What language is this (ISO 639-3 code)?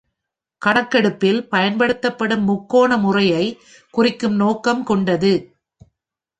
tam